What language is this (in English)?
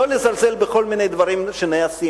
Hebrew